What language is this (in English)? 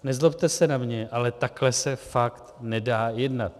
Czech